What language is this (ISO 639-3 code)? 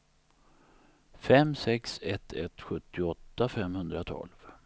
swe